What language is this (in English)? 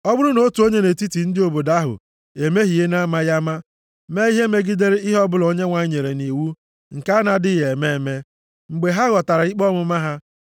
Igbo